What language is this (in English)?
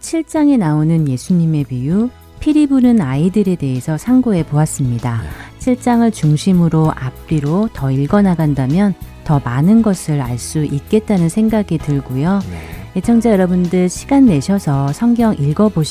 Korean